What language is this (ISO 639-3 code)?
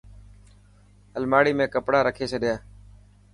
mki